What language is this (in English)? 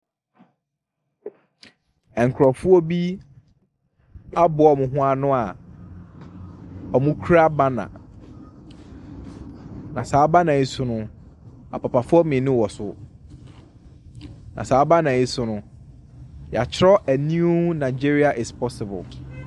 Akan